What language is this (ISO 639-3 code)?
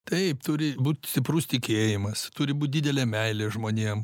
lit